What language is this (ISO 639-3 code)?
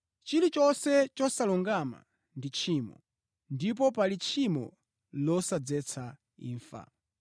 nya